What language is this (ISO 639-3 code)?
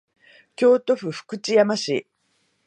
jpn